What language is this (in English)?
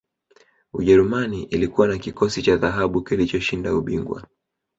Swahili